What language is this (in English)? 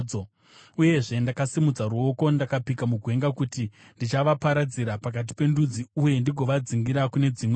Shona